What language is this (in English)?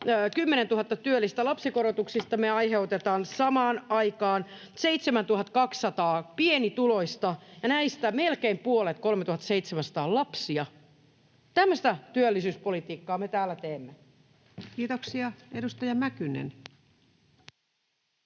Finnish